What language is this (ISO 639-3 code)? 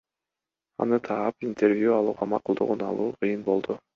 kir